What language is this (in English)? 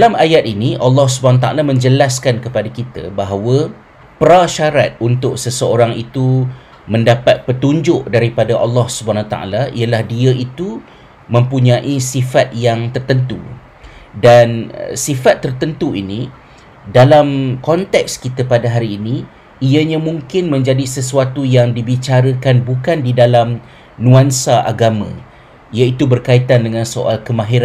Malay